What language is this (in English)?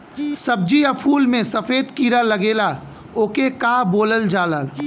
Bhojpuri